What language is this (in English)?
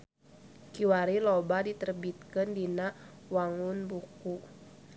Sundanese